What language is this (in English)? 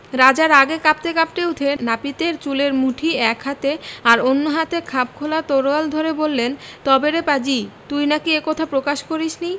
Bangla